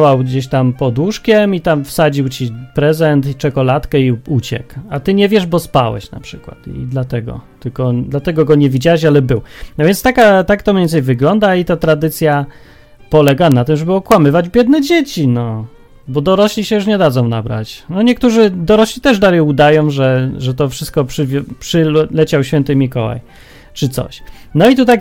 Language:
Polish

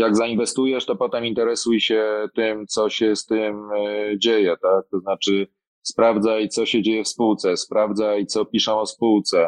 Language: Polish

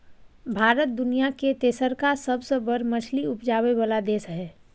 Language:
Maithili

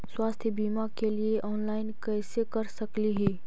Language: Magahi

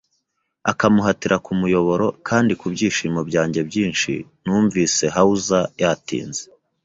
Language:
Kinyarwanda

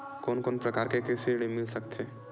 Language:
Chhattisgarhi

